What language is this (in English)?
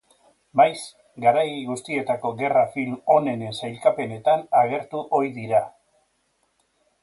Basque